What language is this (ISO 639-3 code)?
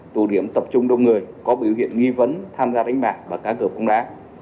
vie